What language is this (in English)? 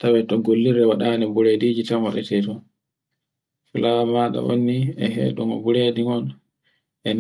Borgu Fulfulde